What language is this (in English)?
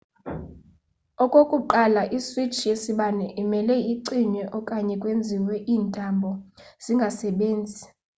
Xhosa